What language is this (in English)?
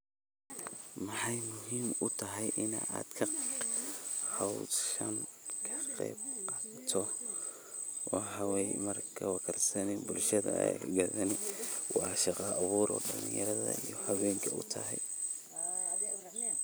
Somali